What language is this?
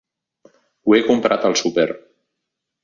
Catalan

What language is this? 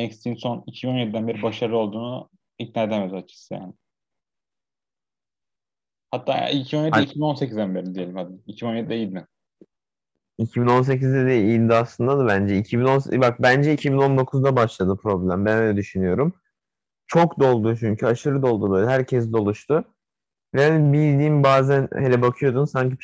Turkish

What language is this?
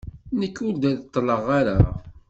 Kabyle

